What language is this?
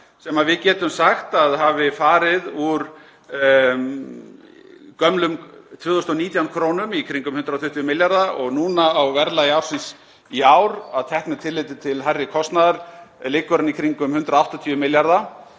Icelandic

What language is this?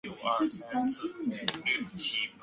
Chinese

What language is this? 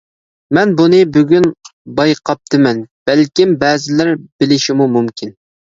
Uyghur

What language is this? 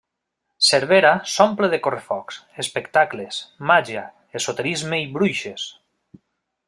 Catalan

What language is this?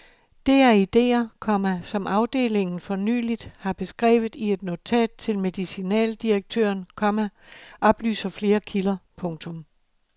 Danish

